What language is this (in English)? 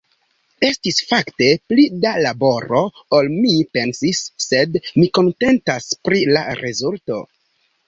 Esperanto